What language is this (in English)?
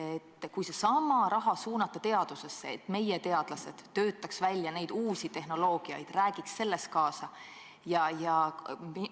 Estonian